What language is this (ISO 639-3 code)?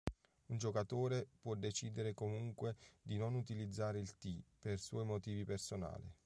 ita